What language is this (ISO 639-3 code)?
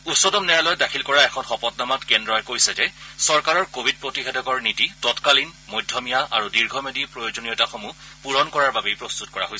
asm